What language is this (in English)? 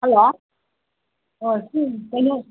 Manipuri